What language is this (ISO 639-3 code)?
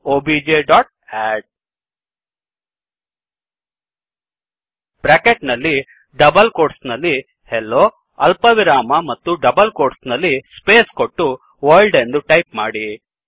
kan